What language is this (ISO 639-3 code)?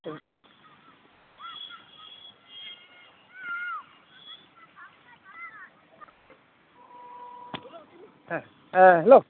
sat